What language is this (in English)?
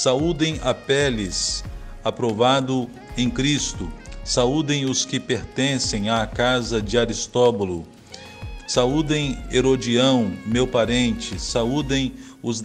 Portuguese